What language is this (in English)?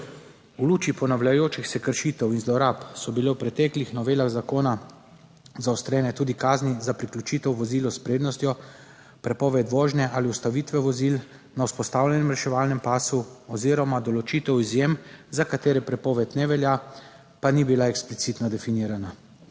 Slovenian